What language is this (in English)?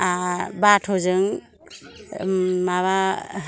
Bodo